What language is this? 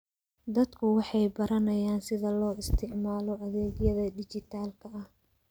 Somali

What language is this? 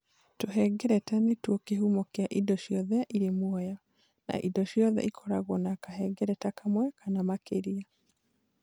Kikuyu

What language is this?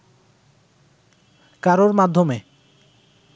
Bangla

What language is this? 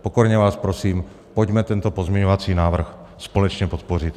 Czech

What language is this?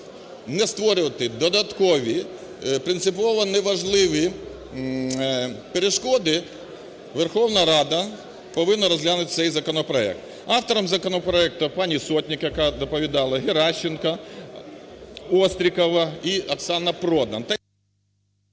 Ukrainian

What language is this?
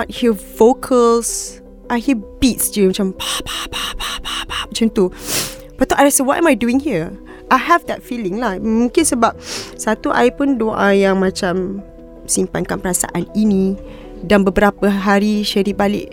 Malay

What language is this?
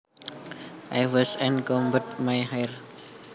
Javanese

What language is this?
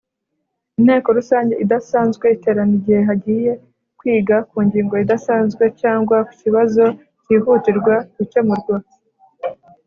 Kinyarwanda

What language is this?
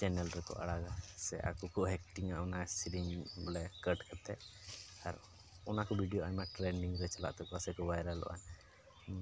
Santali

